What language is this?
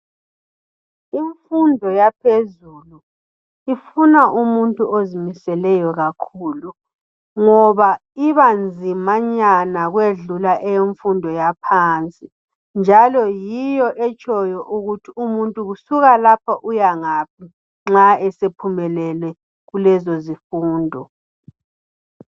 North Ndebele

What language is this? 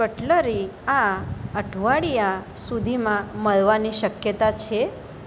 Gujarati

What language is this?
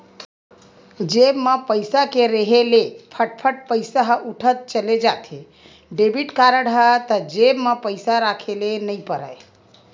Chhattisgarhi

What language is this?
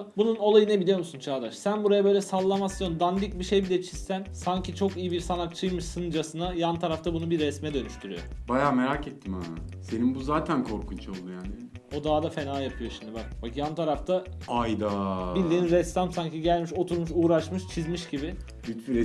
Turkish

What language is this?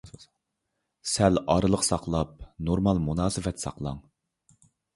Uyghur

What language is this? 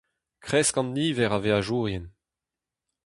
Breton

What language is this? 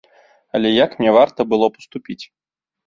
Belarusian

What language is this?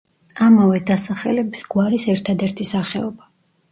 Georgian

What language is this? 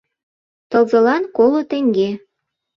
Mari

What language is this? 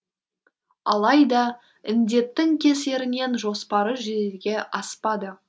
Kazakh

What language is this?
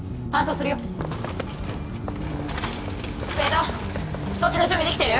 Japanese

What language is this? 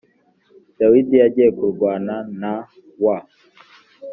Kinyarwanda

